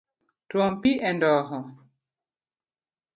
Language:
Luo (Kenya and Tanzania)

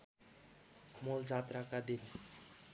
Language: Nepali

